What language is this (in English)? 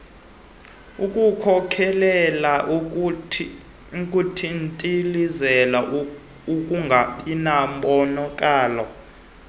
Xhosa